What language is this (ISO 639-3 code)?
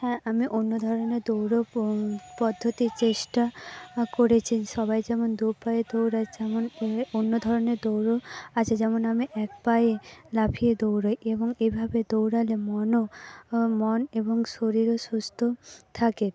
ben